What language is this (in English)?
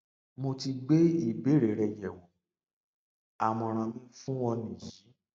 Yoruba